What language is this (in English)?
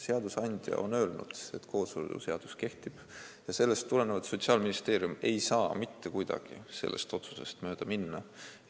Estonian